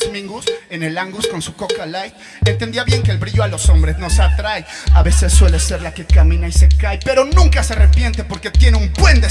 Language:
Spanish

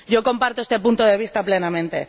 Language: Spanish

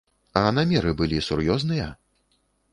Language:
Belarusian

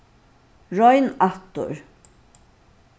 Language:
Faroese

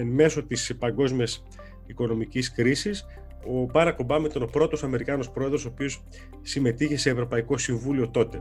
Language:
Greek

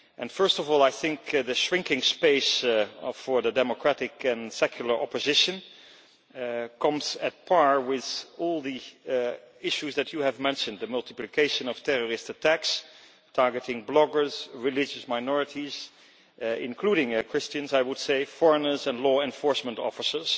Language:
English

